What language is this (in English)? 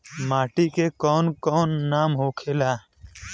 Bhojpuri